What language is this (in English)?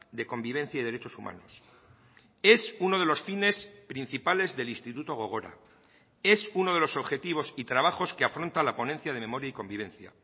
Spanish